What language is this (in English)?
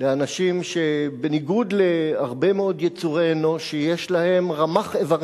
Hebrew